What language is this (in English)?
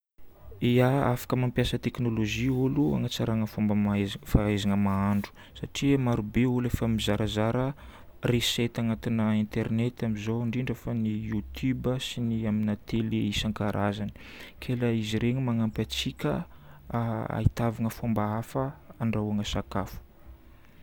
Northern Betsimisaraka Malagasy